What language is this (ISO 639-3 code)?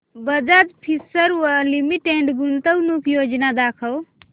mar